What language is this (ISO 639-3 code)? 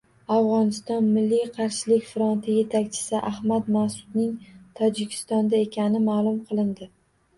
uzb